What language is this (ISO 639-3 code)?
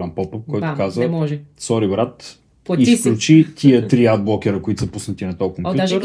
bul